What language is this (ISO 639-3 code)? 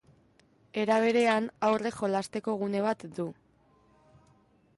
eus